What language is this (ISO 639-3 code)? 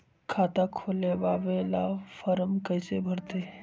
mag